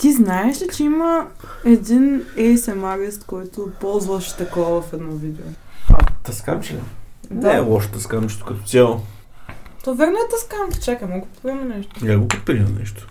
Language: Bulgarian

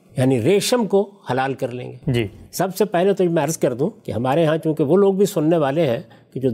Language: Urdu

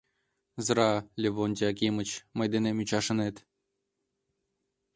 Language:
Mari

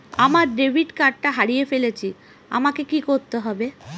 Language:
Bangla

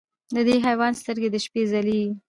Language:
Pashto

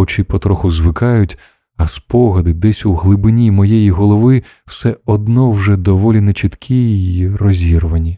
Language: Ukrainian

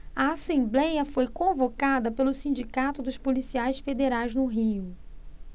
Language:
Portuguese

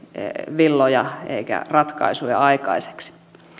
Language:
Finnish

